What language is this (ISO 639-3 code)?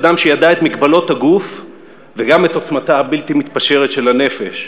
heb